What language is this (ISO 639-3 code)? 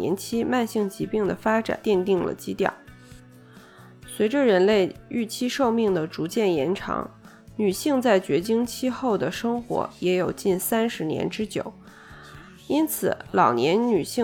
zho